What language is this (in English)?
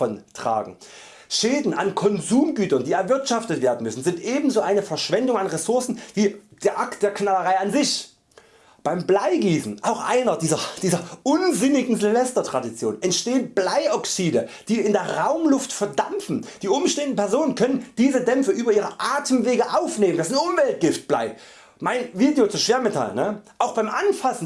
German